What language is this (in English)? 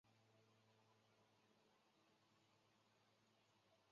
Chinese